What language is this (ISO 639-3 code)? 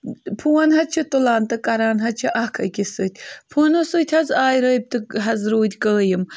kas